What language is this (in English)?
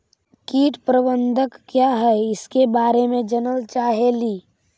Magahi